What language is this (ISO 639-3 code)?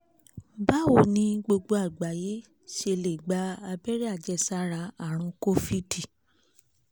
yor